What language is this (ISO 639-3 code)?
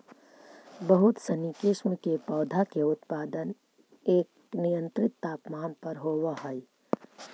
mag